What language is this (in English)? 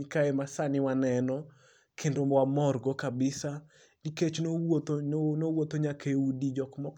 Luo (Kenya and Tanzania)